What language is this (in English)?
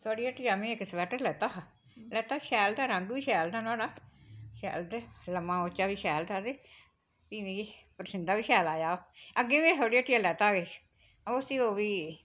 Dogri